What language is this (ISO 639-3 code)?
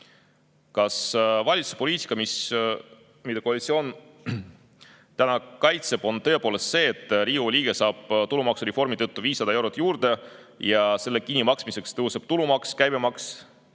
est